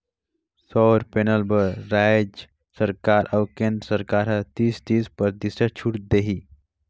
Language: Chhattisgarhi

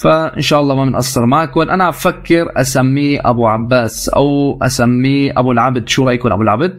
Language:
Arabic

